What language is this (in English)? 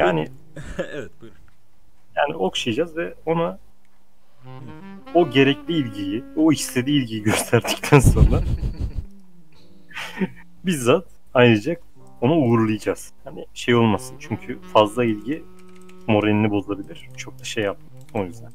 Turkish